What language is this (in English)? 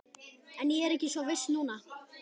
Icelandic